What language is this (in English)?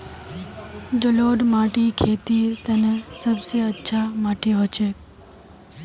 Magahi